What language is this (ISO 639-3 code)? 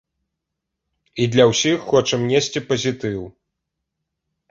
bel